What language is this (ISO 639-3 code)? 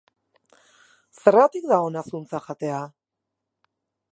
eus